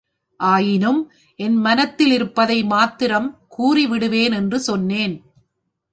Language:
Tamil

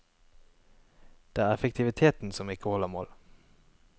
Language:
Norwegian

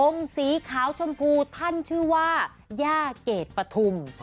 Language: Thai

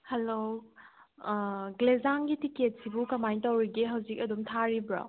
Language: Manipuri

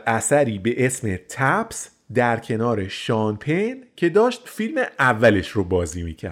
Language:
Persian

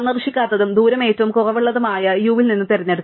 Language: Malayalam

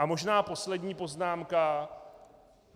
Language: Czech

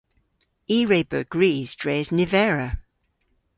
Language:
Cornish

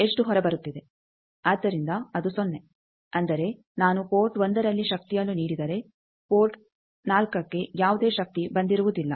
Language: Kannada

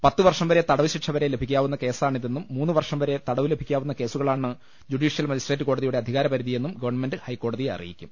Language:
Malayalam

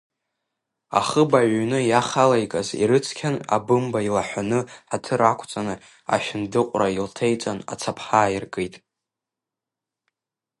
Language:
Abkhazian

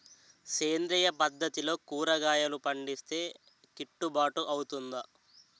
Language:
Telugu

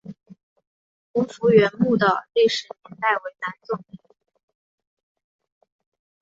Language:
Chinese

